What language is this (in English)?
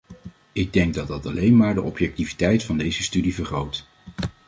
Dutch